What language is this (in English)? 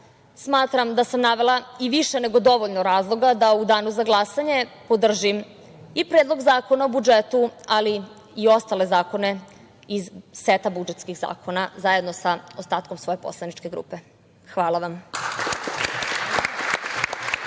Serbian